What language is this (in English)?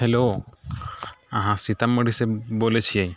Maithili